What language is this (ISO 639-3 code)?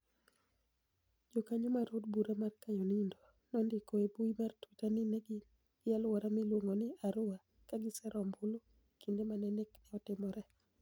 luo